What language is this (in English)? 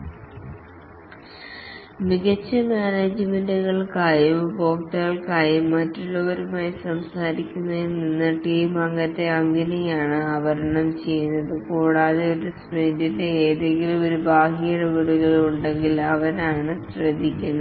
Malayalam